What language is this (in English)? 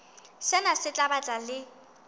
Southern Sotho